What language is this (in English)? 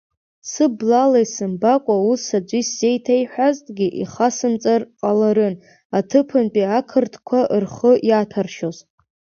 Abkhazian